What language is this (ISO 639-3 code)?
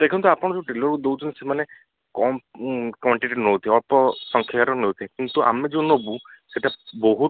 ori